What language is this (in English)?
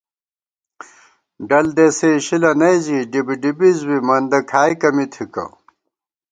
Gawar-Bati